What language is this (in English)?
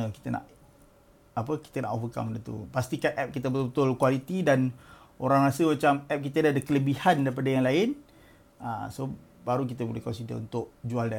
Malay